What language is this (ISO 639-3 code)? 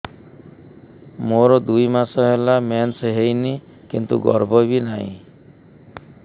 ori